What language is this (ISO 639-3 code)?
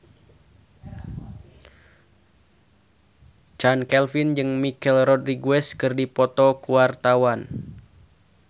sun